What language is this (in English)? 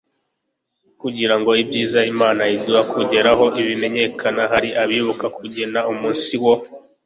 Kinyarwanda